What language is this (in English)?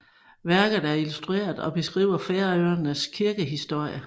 Danish